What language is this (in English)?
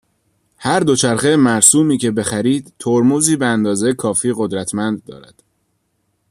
Persian